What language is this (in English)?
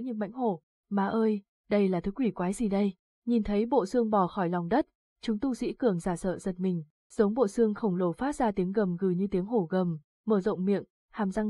Vietnamese